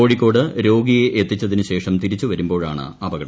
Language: Malayalam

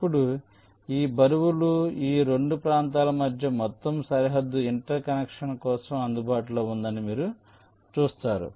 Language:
Telugu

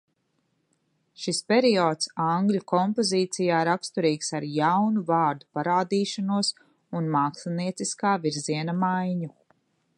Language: Latvian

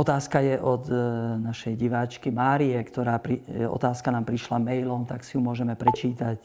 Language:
Slovak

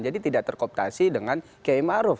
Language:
Indonesian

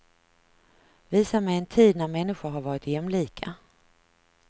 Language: Swedish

